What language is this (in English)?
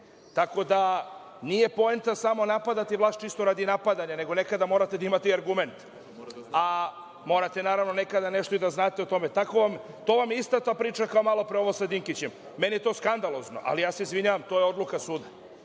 Serbian